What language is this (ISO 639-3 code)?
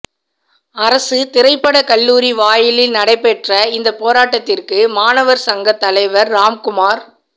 tam